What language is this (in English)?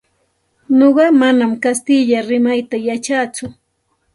Santa Ana de Tusi Pasco Quechua